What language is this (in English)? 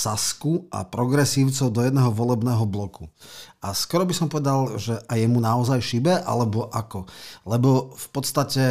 Slovak